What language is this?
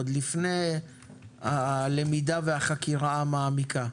Hebrew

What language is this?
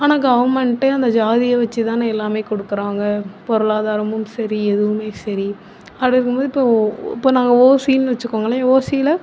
Tamil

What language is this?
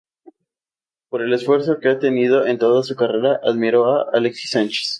Spanish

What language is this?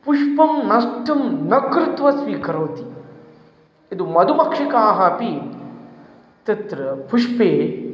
Sanskrit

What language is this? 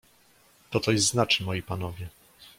Polish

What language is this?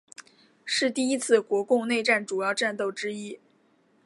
Chinese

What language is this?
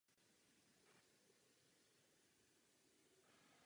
Czech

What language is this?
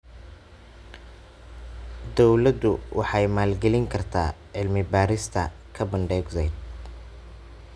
Somali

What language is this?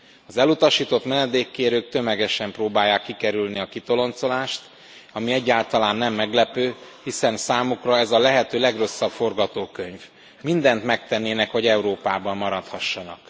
Hungarian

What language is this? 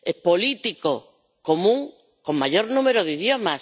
Spanish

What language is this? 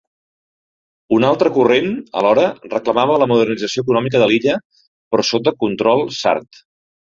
Catalan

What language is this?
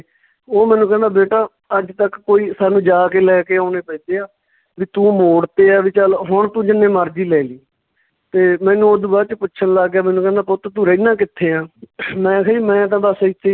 Punjabi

